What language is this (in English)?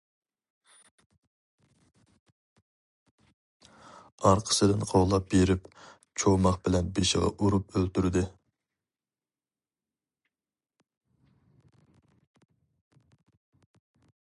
Uyghur